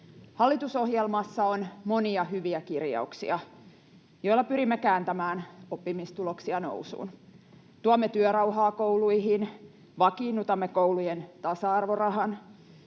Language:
Finnish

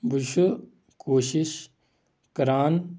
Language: Kashmiri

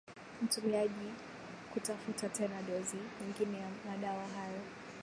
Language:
Swahili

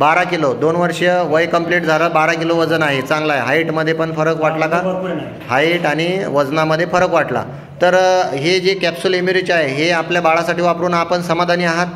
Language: Hindi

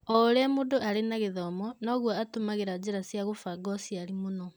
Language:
Kikuyu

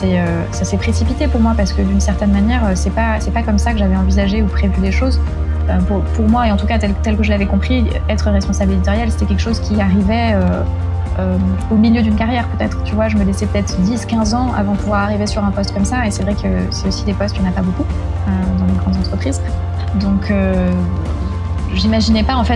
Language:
French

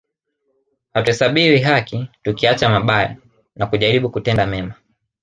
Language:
Swahili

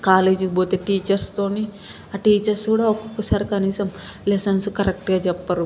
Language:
Telugu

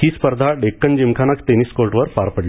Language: Marathi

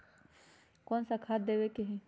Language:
Magahi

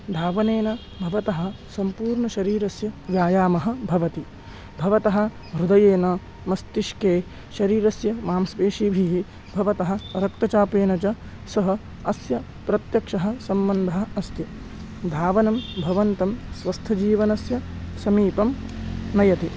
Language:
Sanskrit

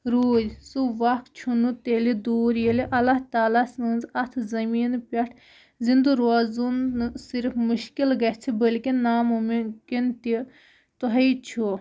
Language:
Kashmiri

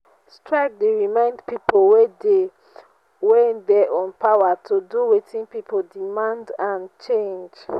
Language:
Nigerian Pidgin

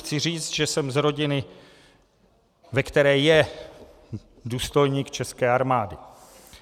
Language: Czech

